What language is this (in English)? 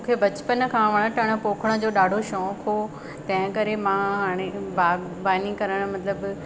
Sindhi